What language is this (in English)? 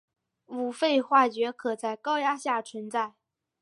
Chinese